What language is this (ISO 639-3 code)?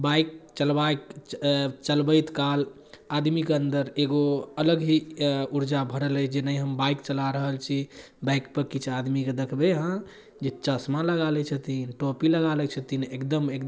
mai